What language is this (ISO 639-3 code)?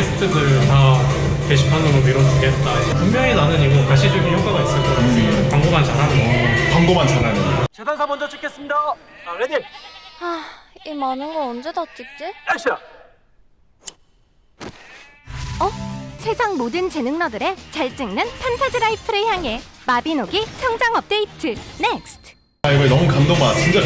kor